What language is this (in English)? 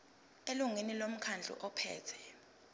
Zulu